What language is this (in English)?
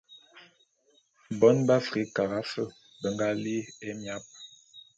Bulu